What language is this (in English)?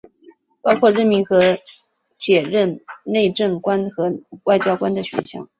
Chinese